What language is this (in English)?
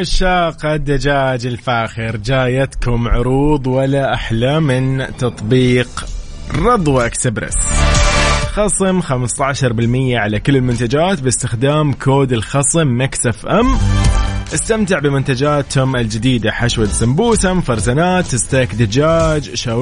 Arabic